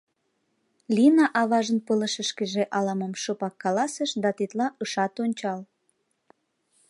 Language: Mari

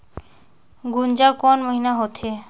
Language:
Chhattisgarhi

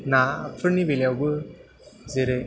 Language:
Bodo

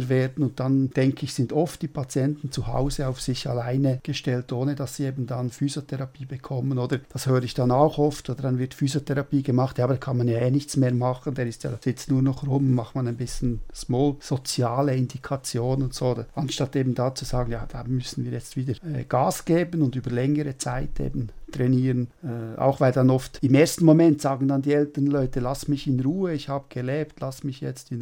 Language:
German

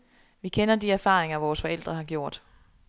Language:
Danish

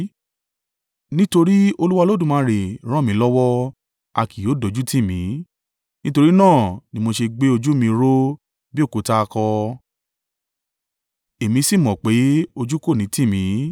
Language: Yoruba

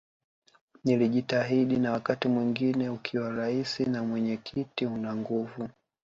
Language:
Swahili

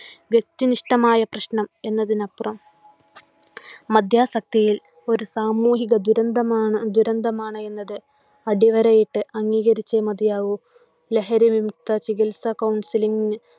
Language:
Malayalam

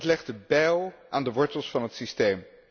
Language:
Dutch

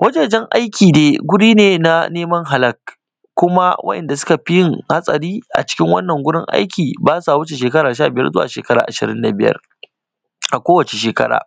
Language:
Hausa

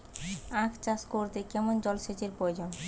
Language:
Bangla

